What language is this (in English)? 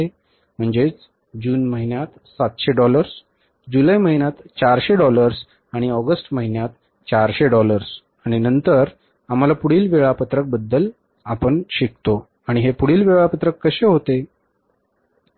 Marathi